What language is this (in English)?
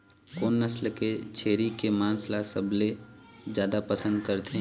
Chhattisgarhi